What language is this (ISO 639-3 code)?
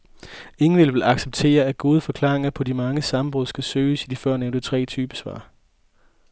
dan